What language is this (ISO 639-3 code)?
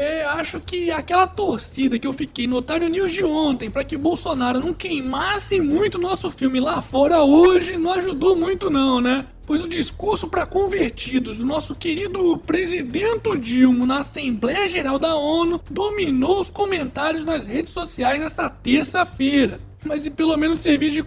por